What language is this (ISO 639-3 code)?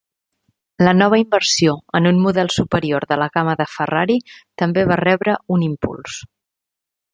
cat